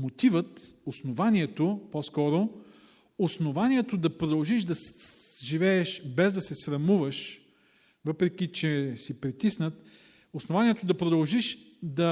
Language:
Bulgarian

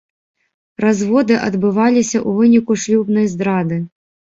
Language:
Belarusian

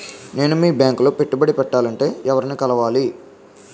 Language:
Telugu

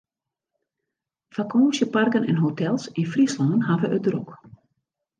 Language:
Western Frisian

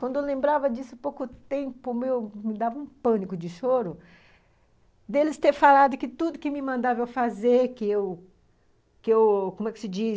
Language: Portuguese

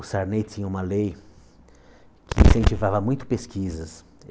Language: Portuguese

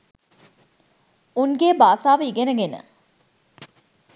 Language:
Sinhala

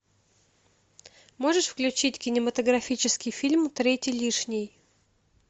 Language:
Russian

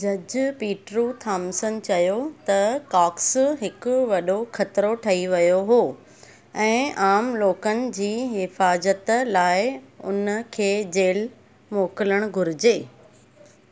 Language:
Sindhi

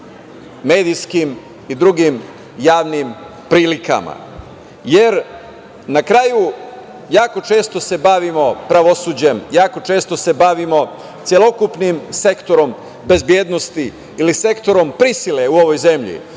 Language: Serbian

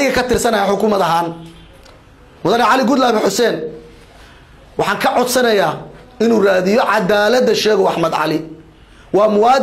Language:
Arabic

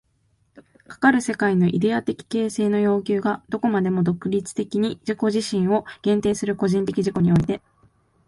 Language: Japanese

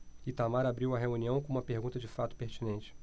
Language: Portuguese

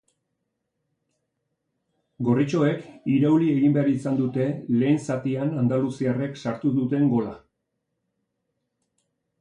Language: Basque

